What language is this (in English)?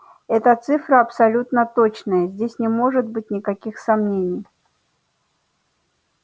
Russian